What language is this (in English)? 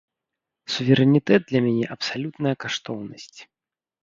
Belarusian